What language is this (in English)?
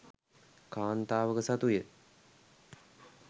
Sinhala